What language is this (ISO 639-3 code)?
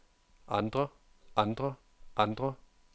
dan